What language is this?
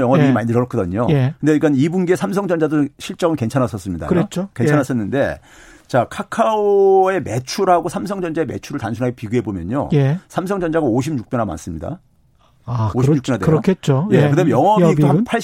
Korean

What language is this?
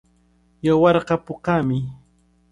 Cajatambo North Lima Quechua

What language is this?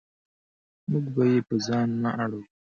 Pashto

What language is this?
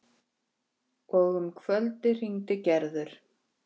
Icelandic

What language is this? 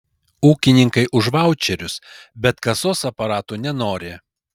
Lithuanian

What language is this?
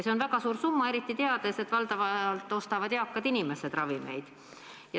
Estonian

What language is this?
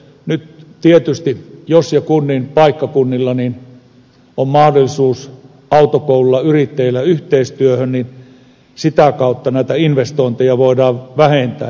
Finnish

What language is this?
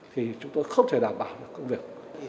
Vietnamese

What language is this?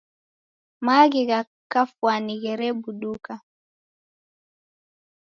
Taita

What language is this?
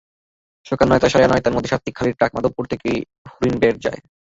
Bangla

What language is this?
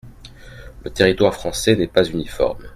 French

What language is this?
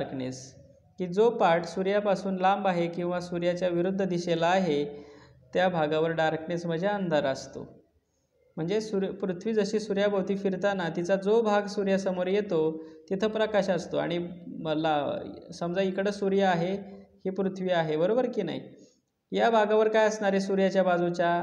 Hindi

